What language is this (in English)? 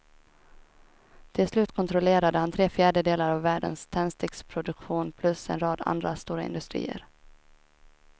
Swedish